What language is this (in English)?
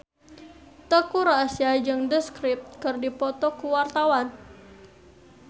Sundanese